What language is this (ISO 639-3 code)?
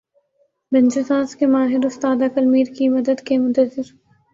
urd